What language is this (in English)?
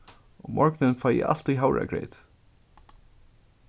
Faroese